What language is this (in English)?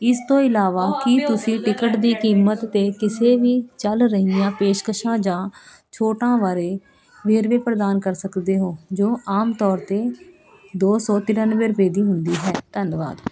Punjabi